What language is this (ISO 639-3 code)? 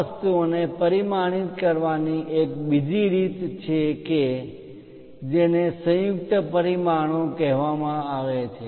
guj